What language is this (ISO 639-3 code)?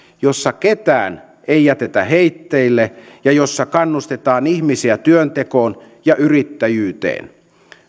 fin